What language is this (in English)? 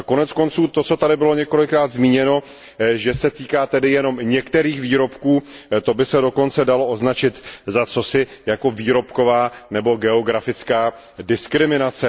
Czech